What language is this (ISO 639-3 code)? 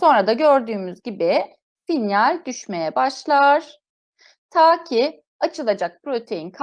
tur